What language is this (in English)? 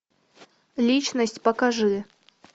Russian